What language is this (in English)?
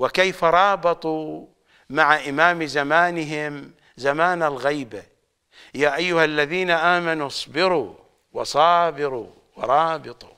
Arabic